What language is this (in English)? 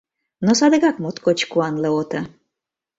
Mari